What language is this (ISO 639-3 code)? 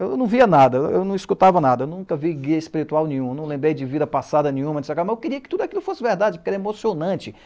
por